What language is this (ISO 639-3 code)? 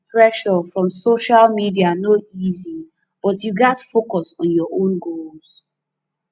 pcm